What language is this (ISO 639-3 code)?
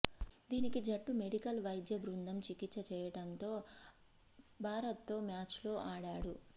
tel